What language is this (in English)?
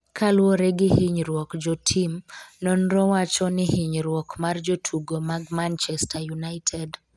Luo (Kenya and Tanzania)